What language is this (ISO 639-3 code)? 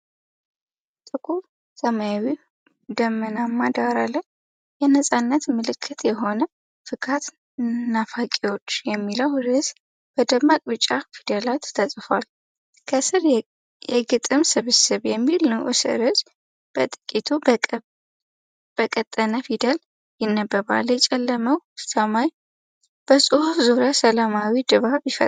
amh